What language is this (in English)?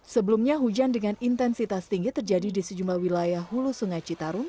Indonesian